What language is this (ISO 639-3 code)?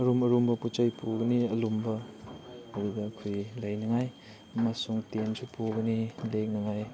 mni